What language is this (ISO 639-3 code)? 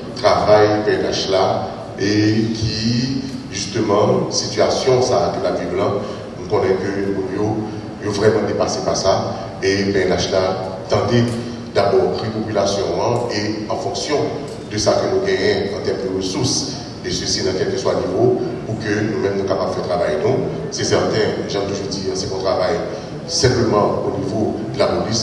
fra